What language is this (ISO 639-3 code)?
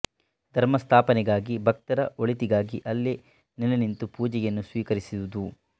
kan